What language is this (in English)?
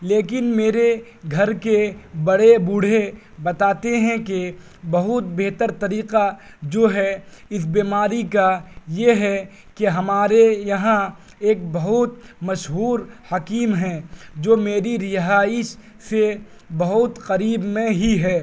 Urdu